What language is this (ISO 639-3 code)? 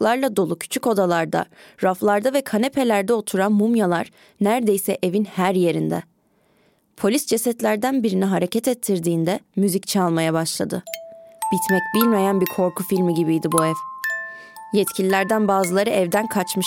tur